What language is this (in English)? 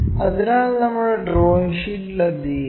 Malayalam